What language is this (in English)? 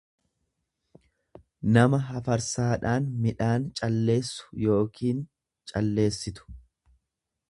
Oromo